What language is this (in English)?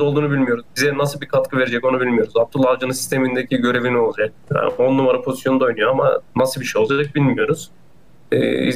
Turkish